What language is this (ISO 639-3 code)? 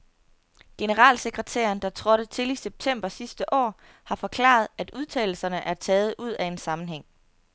dan